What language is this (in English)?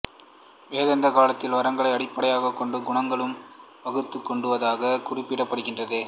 Tamil